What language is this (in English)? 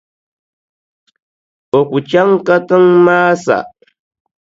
Dagbani